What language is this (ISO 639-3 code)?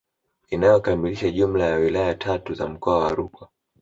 swa